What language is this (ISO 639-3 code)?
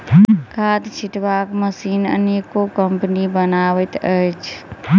mai